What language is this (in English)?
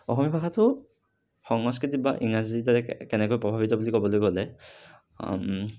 Assamese